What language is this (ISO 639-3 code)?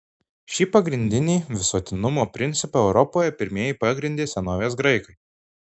lit